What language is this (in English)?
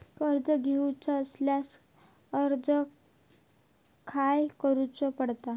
Marathi